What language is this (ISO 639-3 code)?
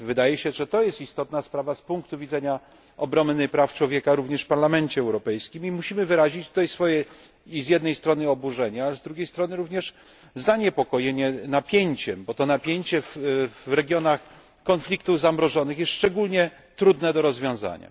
pol